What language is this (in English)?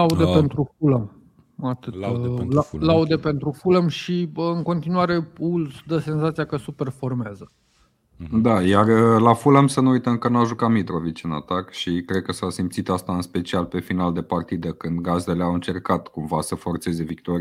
Romanian